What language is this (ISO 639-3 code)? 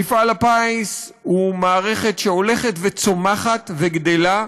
heb